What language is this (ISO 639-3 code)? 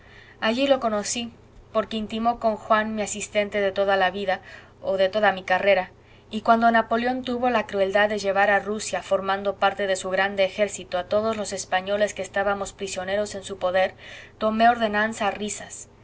spa